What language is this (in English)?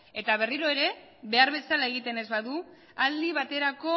Basque